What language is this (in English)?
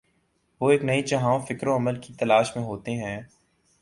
Urdu